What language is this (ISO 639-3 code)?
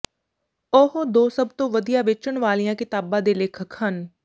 pan